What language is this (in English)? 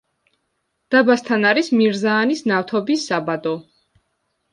Georgian